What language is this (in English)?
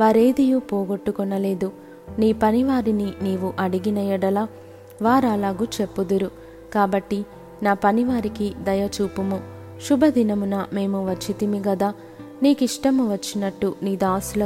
Telugu